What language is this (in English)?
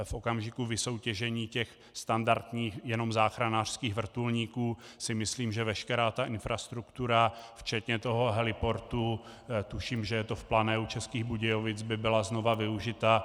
Czech